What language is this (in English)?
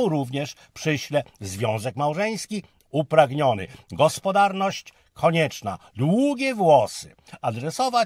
Polish